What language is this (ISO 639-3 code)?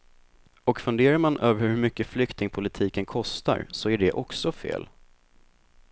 swe